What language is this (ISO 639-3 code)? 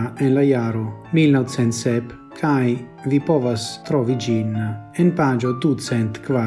ita